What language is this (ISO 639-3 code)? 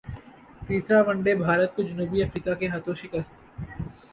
urd